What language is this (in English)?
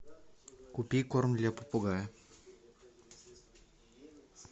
Russian